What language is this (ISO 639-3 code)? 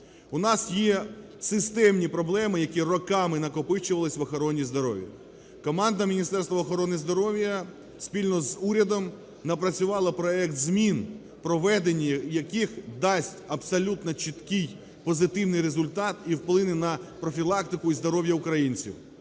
ukr